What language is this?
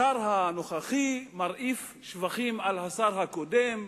Hebrew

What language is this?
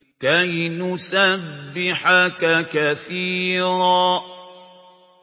Arabic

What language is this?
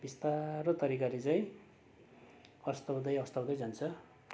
Nepali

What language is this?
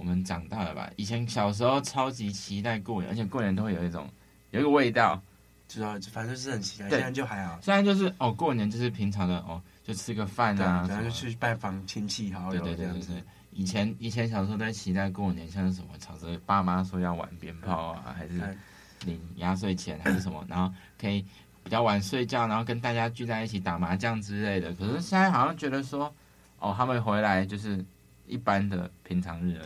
Chinese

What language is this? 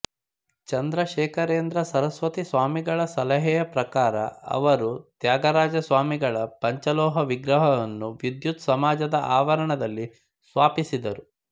Kannada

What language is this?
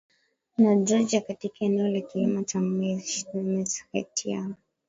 Swahili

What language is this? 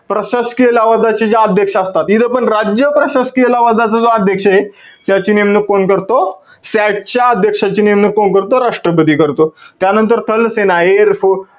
Marathi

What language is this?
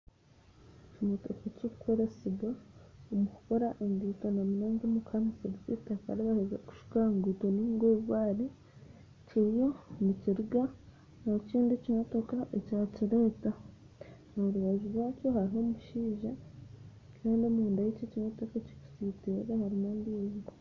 Nyankole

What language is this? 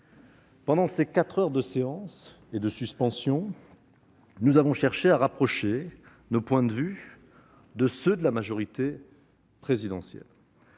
French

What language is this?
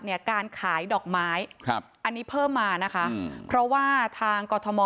Thai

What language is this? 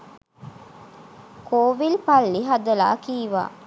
Sinhala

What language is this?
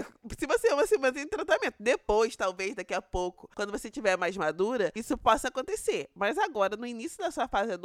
Portuguese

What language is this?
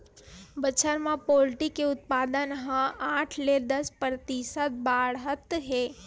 Chhattisgarhi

